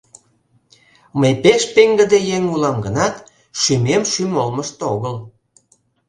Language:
Mari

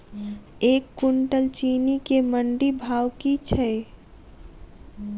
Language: Maithili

